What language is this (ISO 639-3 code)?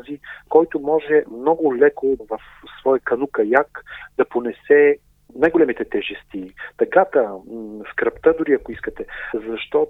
bul